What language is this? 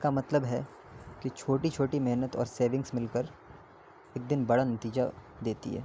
Urdu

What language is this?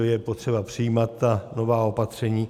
Czech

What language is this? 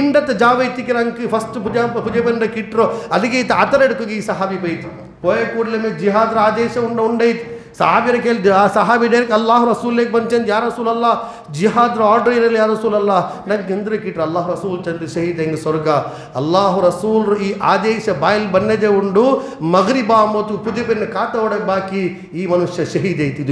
Urdu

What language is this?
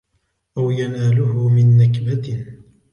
Arabic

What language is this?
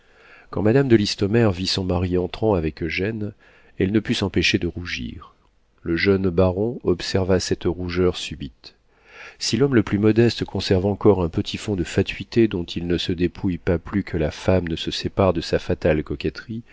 French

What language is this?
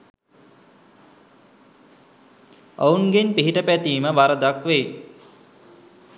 Sinhala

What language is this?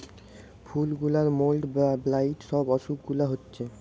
Bangla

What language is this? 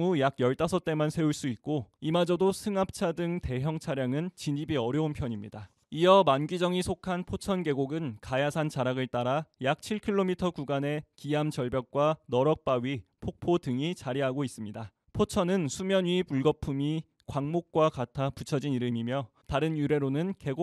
Korean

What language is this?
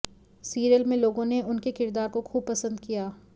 Hindi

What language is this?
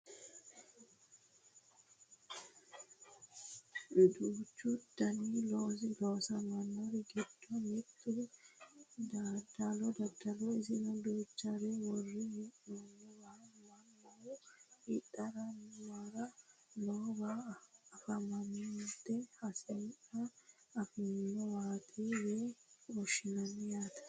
Sidamo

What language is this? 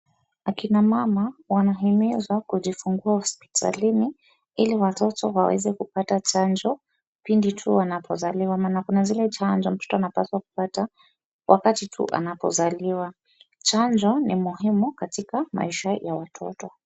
Swahili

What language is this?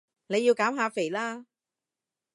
Cantonese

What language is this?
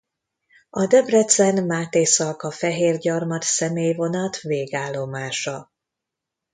Hungarian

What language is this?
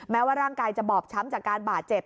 Thai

